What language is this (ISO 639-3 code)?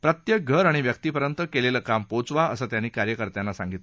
mar